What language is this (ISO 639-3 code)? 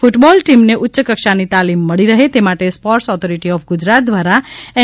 guj